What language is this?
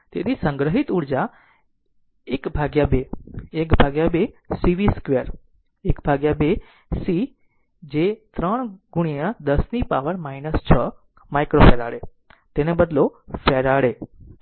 Gujarati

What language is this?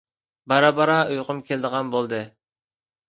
Uyghur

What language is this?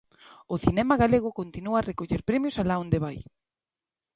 Galician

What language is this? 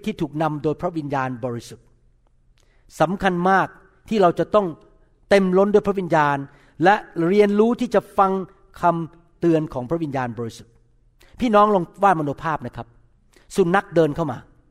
Thai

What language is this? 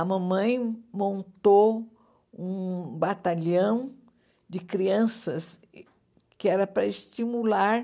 Portuguese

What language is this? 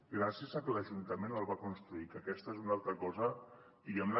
Catalan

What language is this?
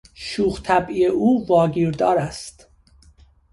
Persian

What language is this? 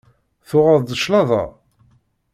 Kabyle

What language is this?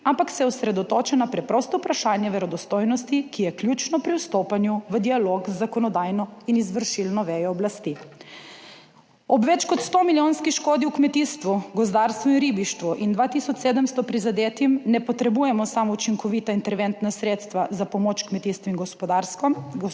Slovenian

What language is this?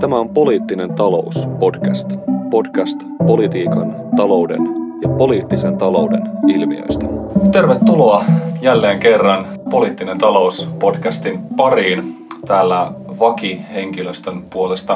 Finnish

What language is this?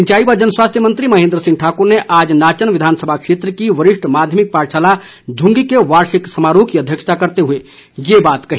Hindi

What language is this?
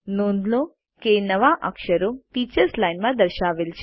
Gujarati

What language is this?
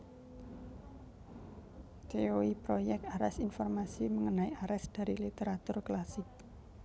Javanese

